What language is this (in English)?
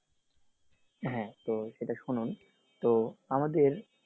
Bangla